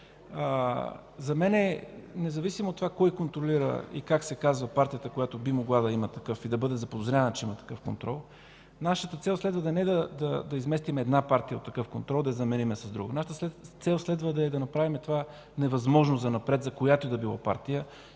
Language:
Bulgarian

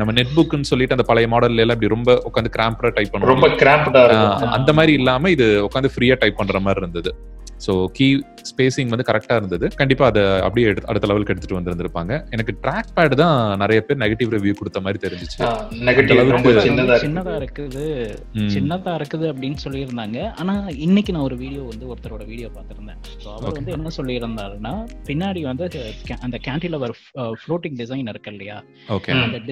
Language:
Tamil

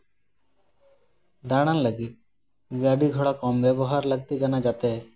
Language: Santali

